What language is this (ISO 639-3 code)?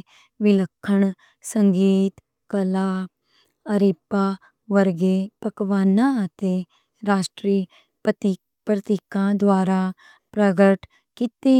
lah